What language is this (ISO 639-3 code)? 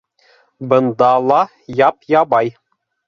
bak